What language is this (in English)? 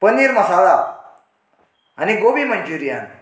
Konkani